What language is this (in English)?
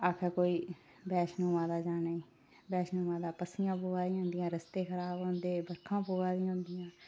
Dogri